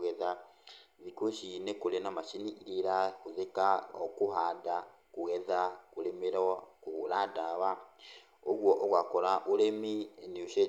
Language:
Kikuyu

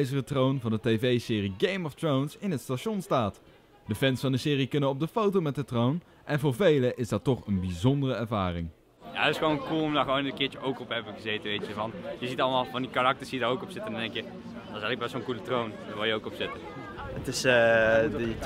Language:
Dutch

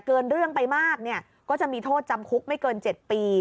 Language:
Thai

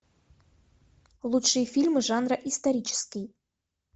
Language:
Russian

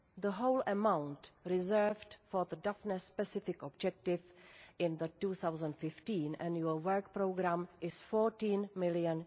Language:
English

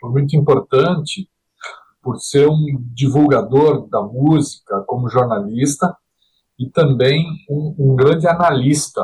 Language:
Portuguese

